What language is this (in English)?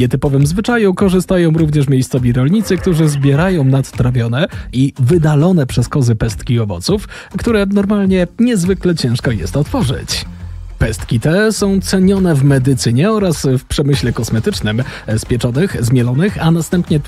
Polish